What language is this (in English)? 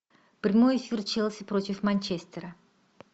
Russian